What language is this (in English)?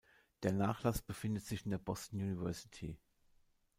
German